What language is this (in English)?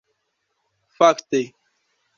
Esperanto